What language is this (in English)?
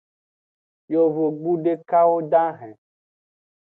Aja (Benin)